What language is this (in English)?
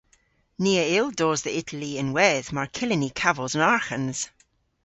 Cornish